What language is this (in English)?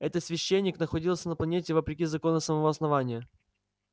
Russian